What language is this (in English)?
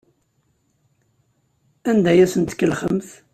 Kabyle